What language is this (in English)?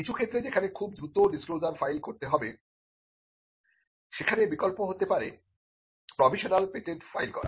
Bangla